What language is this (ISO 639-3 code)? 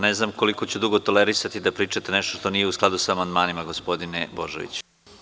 srp